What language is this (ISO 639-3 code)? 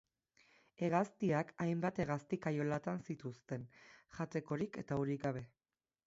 eus